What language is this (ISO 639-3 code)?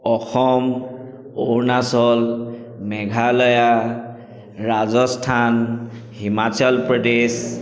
asm